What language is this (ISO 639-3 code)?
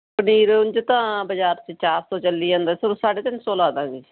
pan